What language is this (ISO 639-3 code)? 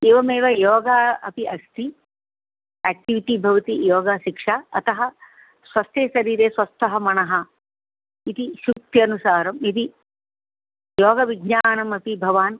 san